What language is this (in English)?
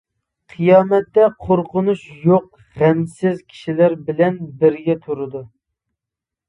Uyghur